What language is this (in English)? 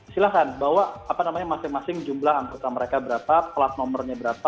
Indonesian